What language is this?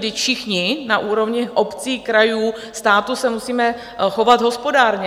Czech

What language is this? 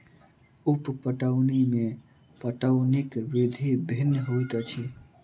Maithili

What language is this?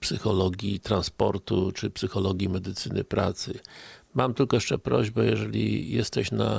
Polish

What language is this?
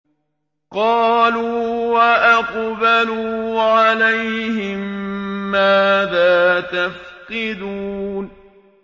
Arabic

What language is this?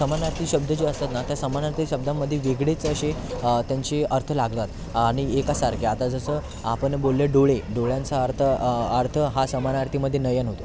Marathi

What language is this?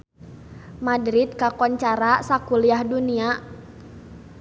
Sundanese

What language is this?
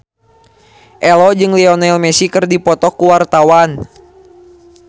Sundanese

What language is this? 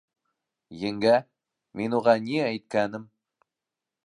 Bashkir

